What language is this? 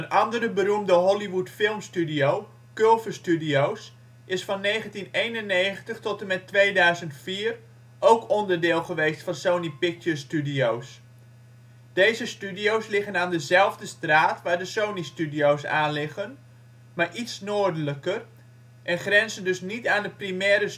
Dutch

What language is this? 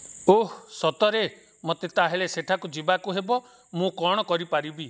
Odia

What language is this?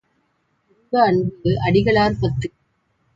Tamil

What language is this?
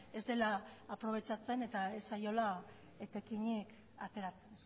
Basque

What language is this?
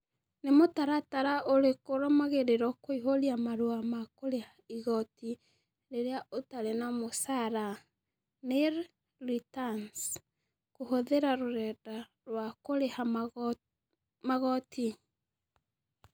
Kikuyu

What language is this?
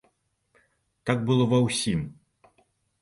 Belarusian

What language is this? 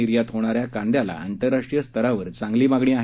Marathi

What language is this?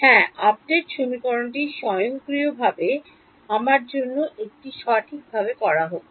Bangla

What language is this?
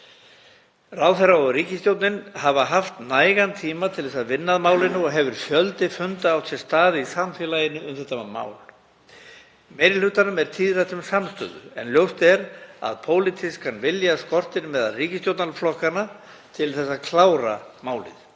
Icelandic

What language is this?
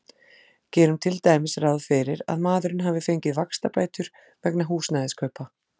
Icelandic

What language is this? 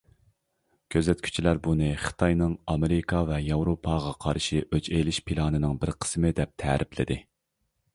Uyghur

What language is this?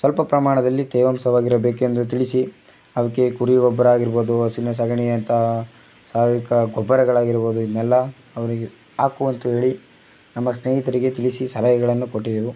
Kannada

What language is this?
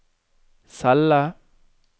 Norwegian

